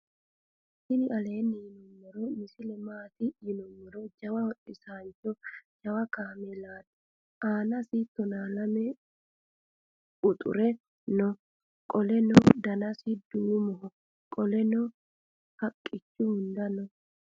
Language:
Sidamo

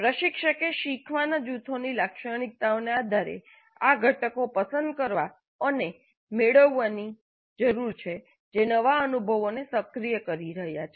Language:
Gujarati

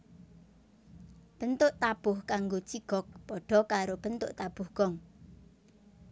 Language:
Javanese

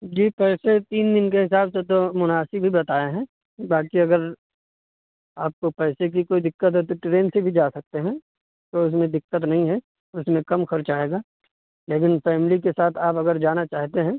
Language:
Urdu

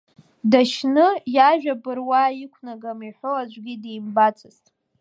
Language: Abkhazian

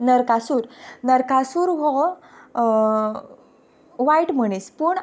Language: Konkani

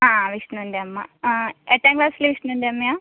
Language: Malayalam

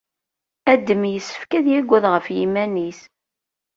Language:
Kabyle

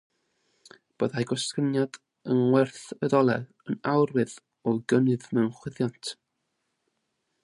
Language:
Welsh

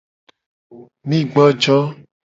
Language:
Gen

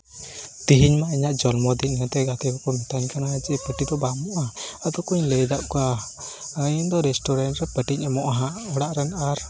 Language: Santali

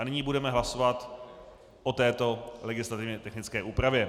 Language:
Czech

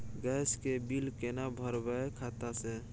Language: Maithili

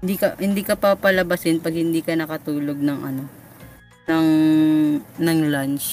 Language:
Filipino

